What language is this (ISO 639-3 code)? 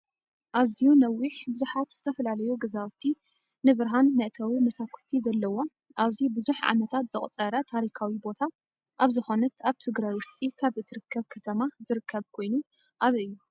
tir